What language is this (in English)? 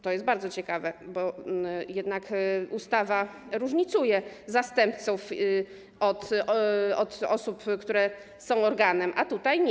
Polish